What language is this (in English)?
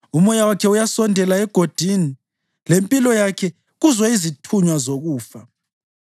North Ndebele